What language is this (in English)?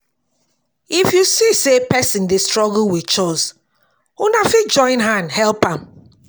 Nigerian Pidgin